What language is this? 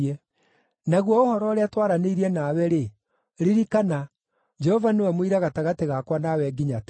Kikuyu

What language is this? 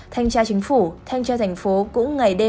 Vietnamese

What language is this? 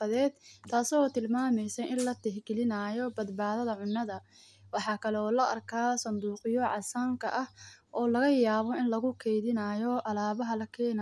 Somali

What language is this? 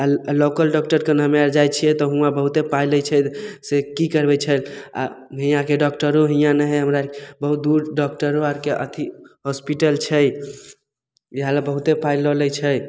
Maithili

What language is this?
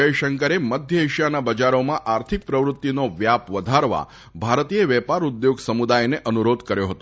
Gujarati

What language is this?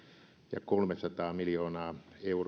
Finnish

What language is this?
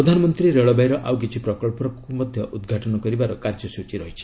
Odia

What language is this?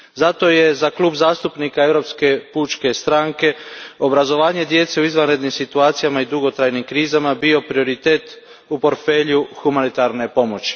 Croatian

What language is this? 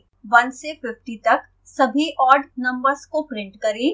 Hindi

